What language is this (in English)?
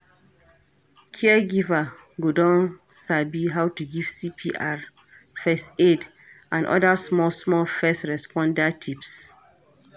Nigerian Pidgin